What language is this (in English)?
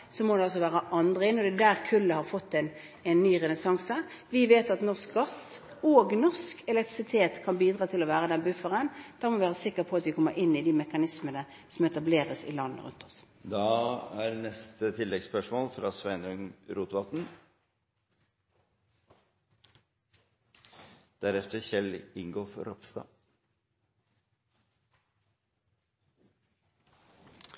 Norwegian